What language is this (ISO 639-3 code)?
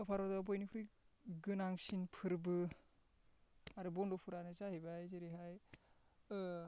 brx